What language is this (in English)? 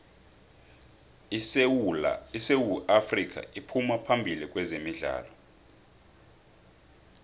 South Ndebele